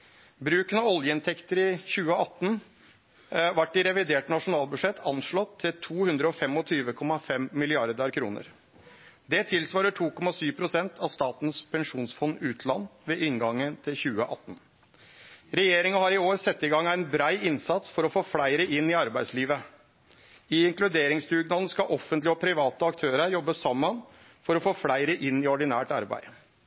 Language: Norwegian Nynorsk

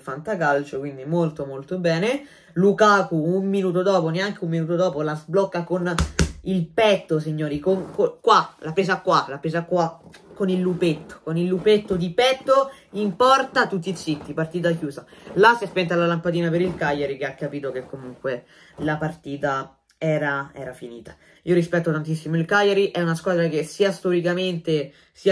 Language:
Italian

